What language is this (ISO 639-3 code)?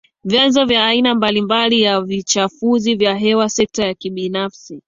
swa